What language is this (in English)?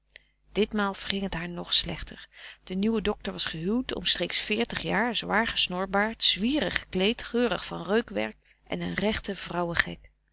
Dutch